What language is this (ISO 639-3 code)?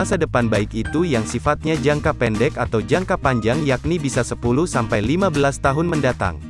ind